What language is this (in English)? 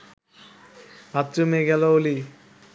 Bangla